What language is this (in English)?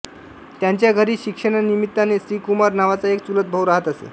Marathi